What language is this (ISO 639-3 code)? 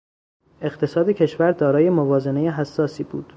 fas